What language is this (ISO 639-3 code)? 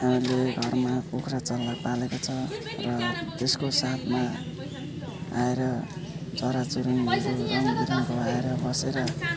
nep